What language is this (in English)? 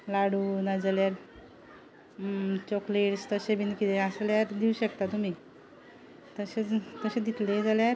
Konkani